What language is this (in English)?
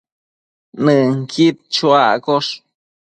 Matsés